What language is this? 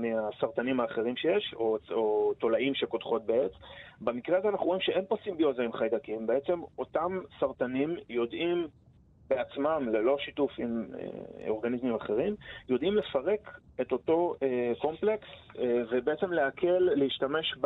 Hebrew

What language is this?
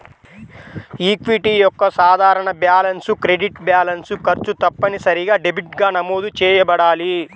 Telugu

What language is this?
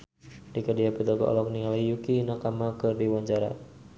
Sundanese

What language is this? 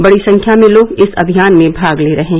Hindi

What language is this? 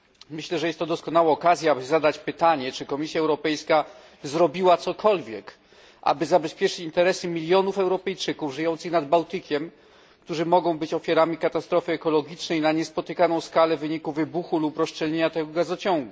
Polish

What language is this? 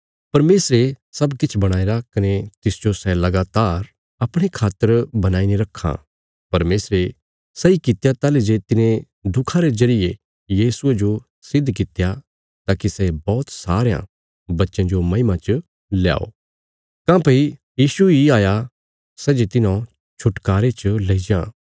Bilaspuri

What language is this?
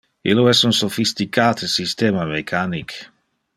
Interlingua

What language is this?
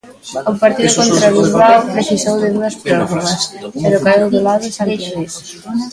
Galician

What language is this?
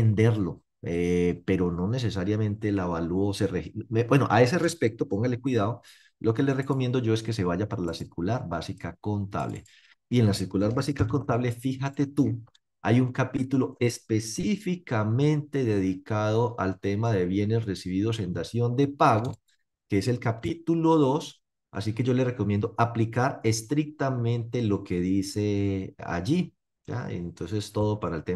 Spanish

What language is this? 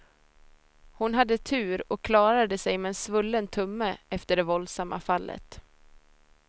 Swedish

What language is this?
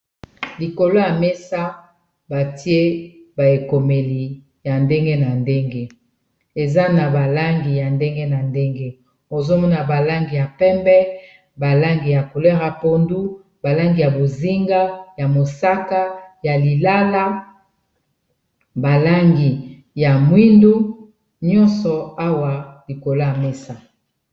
Lingala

